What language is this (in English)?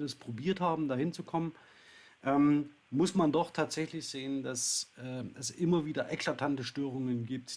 German